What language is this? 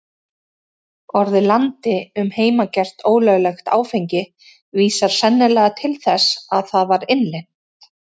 Icelandic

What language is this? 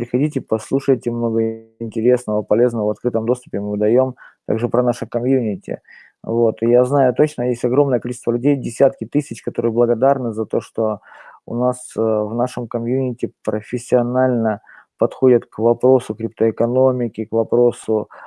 Russian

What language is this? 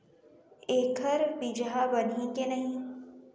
Chhattisgarhi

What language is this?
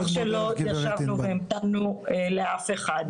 Hebrew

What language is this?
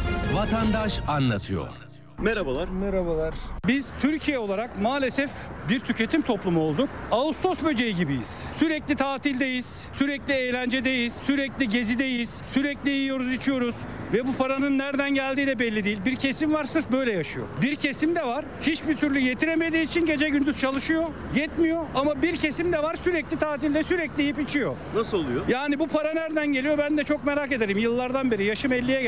Turkish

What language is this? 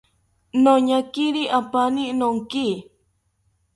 South Ucayali Ashéninka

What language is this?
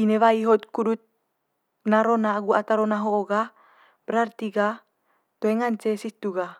Manggarai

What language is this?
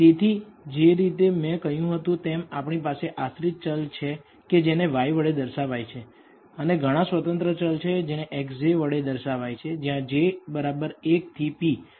Gujarati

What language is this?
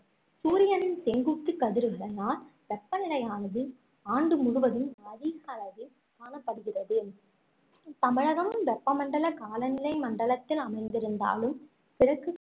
Tamil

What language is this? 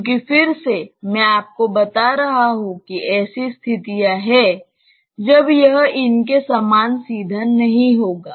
Hindi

